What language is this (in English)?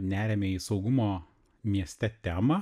Lithuanian